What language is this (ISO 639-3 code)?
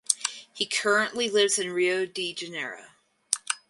eng